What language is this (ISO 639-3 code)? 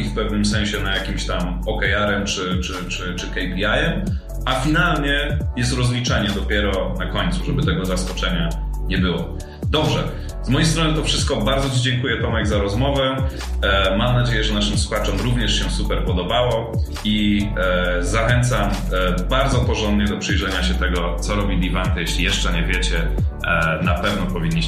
pol